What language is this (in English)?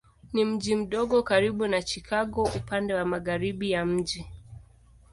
Swahili